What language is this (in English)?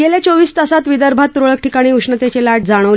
Marathi